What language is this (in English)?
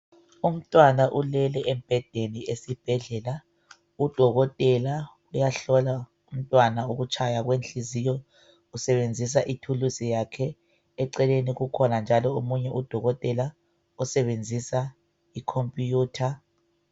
North Ndebele